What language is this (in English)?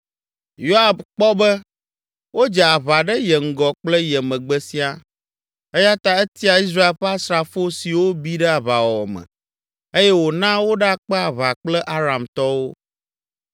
Ewe